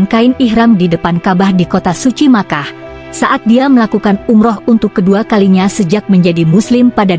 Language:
Indonesian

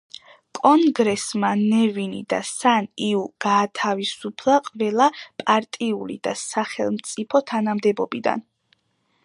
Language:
Georgian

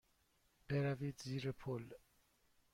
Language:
Persian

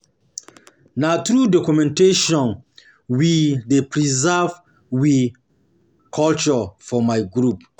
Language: Nigerian Pidgin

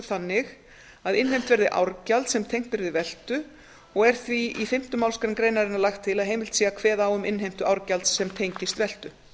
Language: Icelandic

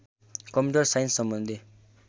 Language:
Nepali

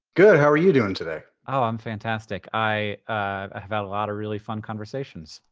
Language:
English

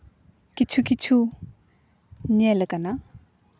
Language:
Santali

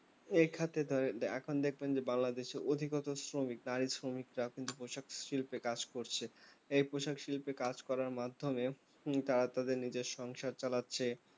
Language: Bangla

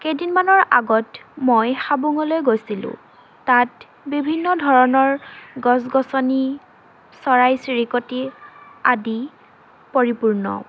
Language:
Assamese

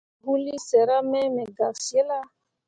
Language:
Mundang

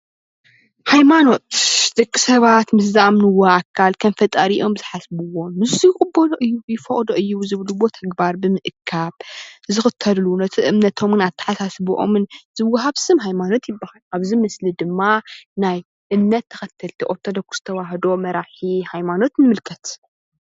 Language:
Tigrinya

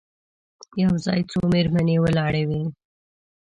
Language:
Pashto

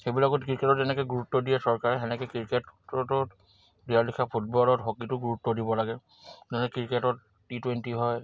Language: Assamese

